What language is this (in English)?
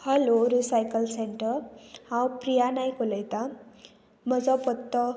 Konkani